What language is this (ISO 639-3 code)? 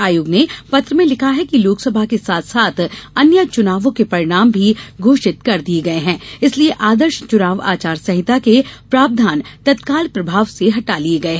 hin